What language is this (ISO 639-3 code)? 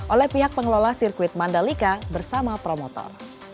ind